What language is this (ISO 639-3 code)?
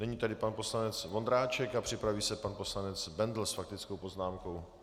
ces